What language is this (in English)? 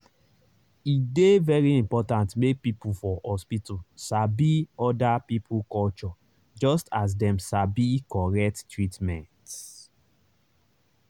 Nigerian Pidgin